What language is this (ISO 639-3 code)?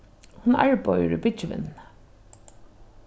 fao